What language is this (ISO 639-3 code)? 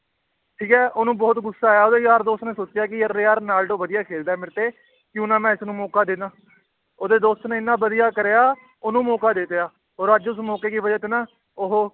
pan